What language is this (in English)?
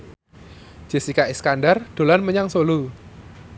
Javanese